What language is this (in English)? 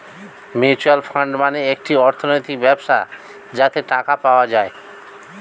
Bangla